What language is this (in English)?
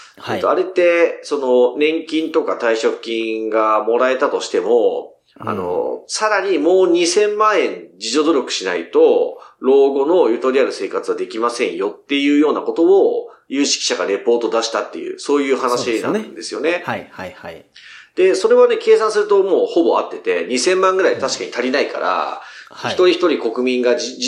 Japanese